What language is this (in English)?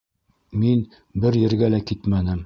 Bashkir